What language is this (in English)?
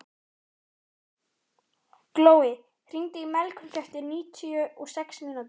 Icelandic